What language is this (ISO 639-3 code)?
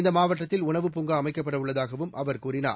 tam